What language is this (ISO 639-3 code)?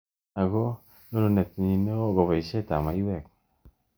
kln